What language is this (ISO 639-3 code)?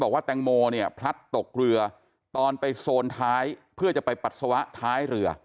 tha